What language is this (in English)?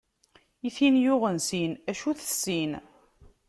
Kabyle